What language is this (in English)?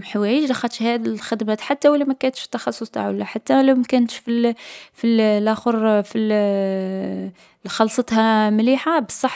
Algerian Arabic